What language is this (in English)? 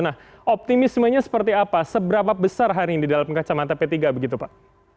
Indonesian